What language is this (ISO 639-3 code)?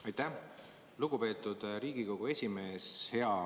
est